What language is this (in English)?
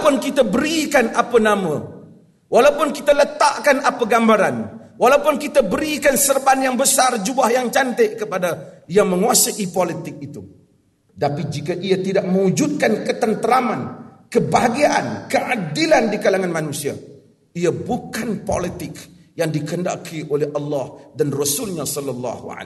Malay